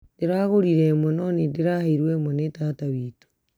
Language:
Kikuyu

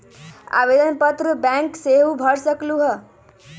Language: Magahi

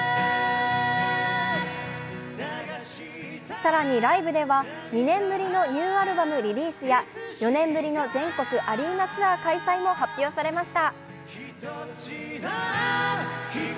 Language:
Japanese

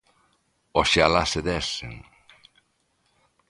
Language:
Galician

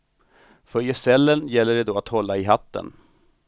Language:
Swedish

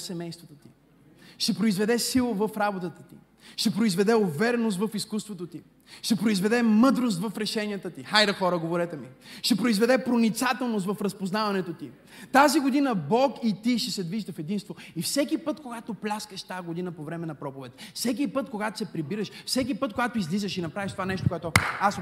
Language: Bulgarian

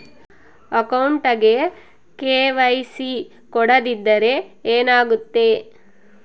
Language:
Kannada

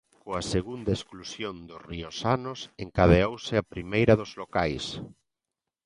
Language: Galician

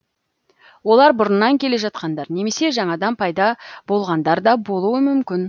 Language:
Kazakh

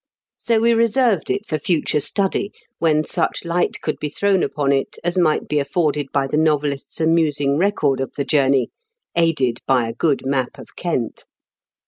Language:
English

